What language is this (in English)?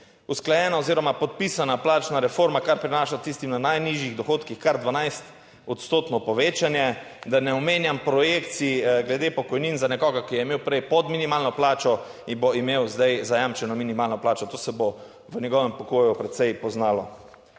Slovenian